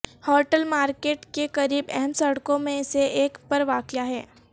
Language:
Urdu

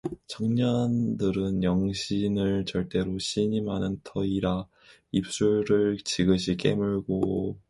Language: Korean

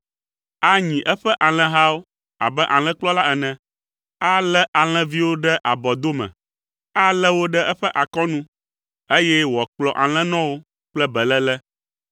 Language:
Ewe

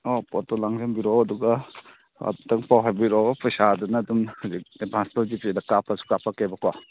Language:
Manipuri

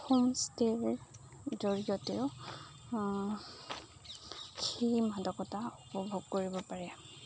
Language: Assamese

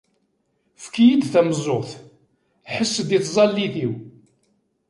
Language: Kabyle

